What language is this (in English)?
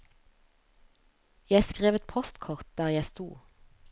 Norwegian